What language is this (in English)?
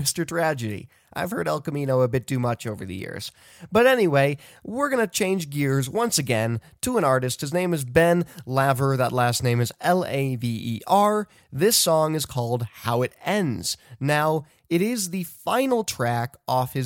English